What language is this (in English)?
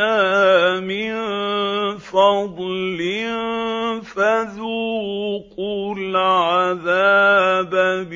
Arabic